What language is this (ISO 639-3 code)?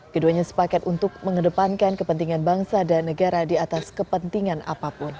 ind